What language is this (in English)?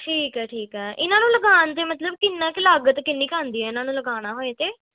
Punjabi